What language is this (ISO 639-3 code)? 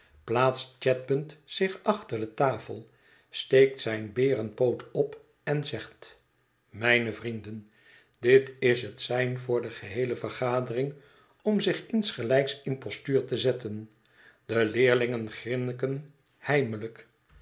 nld